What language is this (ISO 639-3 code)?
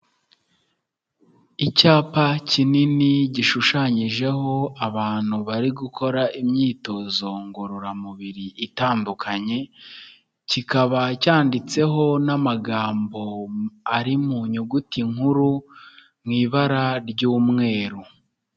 kin